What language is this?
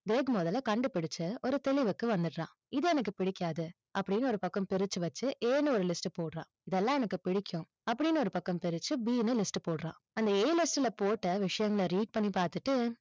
Tamil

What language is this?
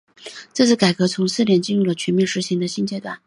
Chinese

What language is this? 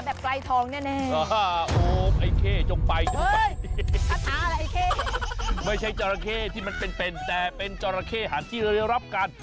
Thai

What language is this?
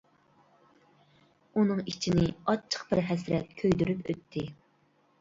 Uyghur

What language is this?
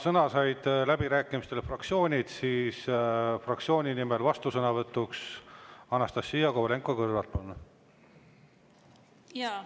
Estonian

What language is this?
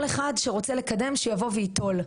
Hebrew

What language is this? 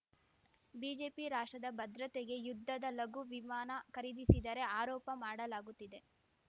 Kannada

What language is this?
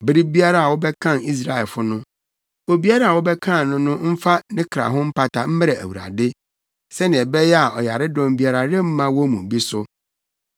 Akan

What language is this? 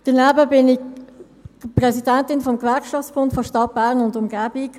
Swiss German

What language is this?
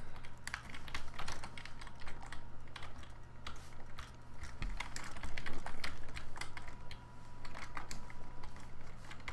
Danish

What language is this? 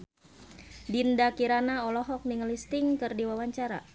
Sundanese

